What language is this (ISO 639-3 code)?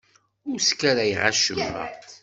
kab